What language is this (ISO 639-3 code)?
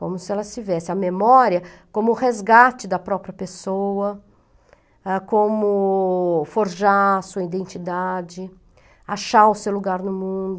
por